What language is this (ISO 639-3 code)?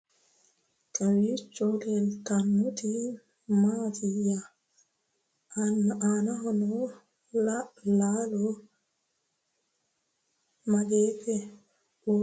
sid